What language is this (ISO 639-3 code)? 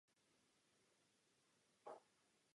ces